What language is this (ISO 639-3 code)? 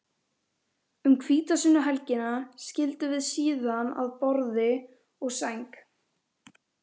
isl